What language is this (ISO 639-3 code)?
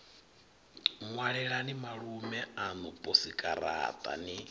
ven